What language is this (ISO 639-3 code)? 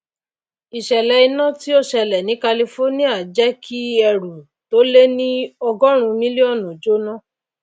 yor